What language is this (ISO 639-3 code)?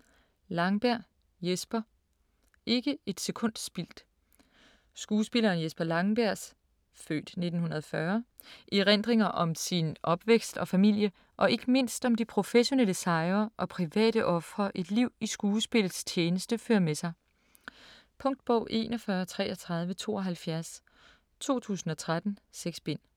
dan